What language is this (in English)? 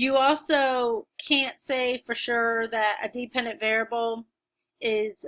English